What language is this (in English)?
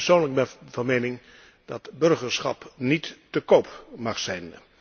Dutch